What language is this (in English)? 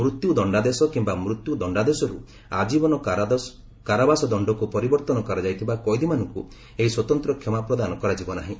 Odia